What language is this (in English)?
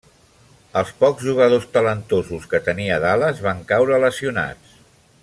Catalan